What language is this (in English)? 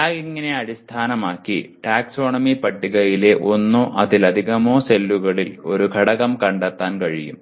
Malayalam